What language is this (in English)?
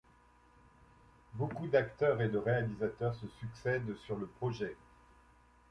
French